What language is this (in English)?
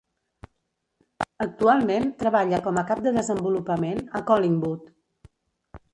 Catalan